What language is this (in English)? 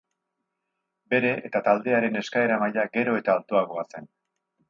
Basque